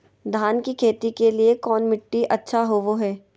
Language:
Magahi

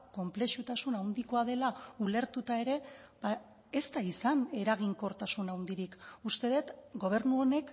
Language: Basque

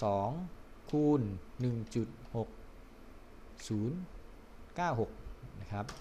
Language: Thai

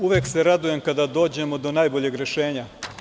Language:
Serbian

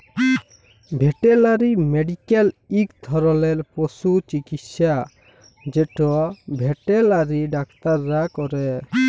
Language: Bangla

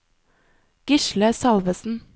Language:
Norwegian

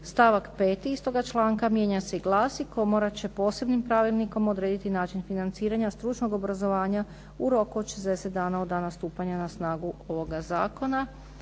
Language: Croatian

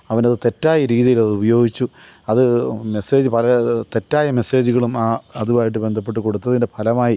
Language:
Malayalam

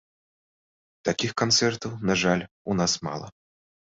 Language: Belarusian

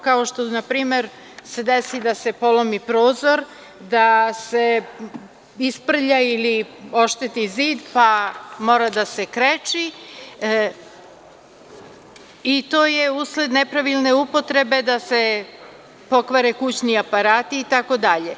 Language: Serbian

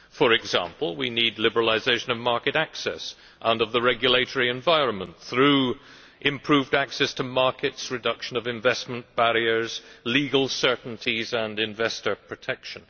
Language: English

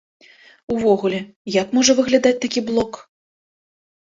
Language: Belarusian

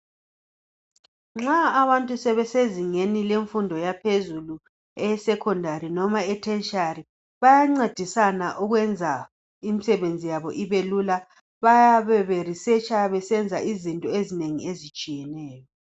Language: North Ndebele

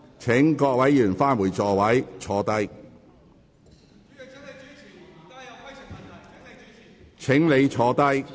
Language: Cantonese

